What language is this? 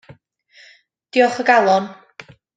Welsh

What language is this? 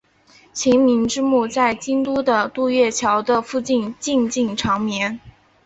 Chinese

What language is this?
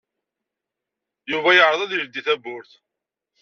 Kabyle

